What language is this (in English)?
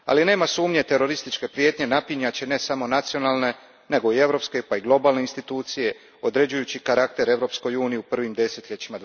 Croatian